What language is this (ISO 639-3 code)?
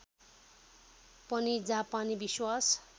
nep